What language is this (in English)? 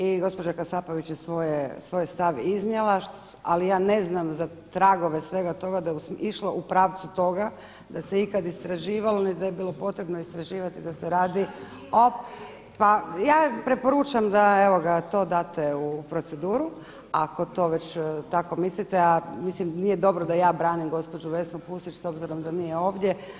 Croatian